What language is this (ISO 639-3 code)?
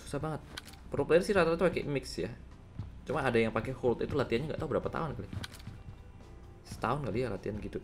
ind